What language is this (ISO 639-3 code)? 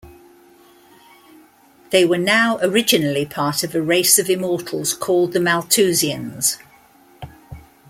eng